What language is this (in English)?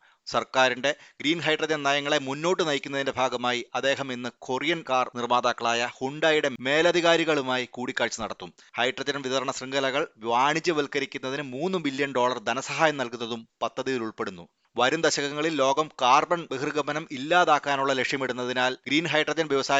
Malayalam